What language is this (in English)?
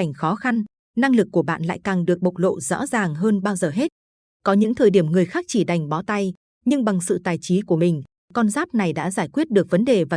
Vietnamese